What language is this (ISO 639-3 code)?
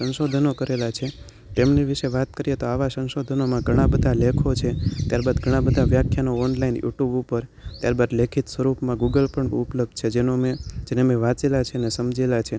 guj